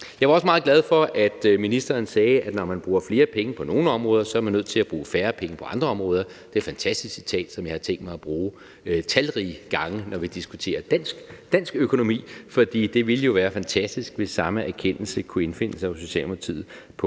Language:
Danish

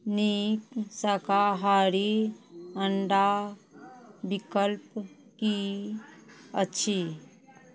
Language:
Maithili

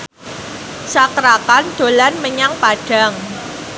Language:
Javanese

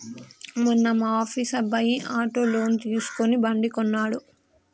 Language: Telugu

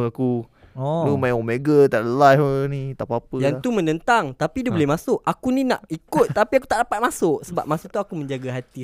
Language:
Malay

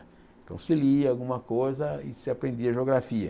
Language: Portuguese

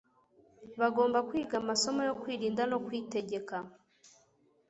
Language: Kinyarwanda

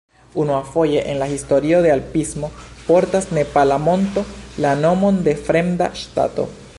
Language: Esperanto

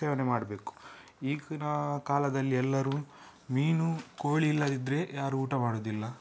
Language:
Kannada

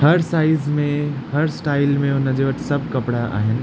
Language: Sindhi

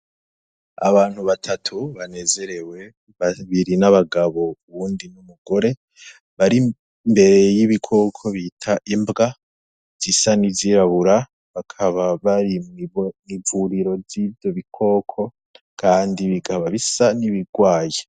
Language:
Rundi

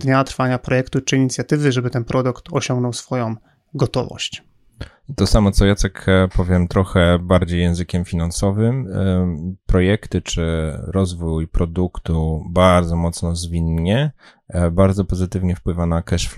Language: Polish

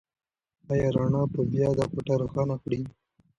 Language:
Pashto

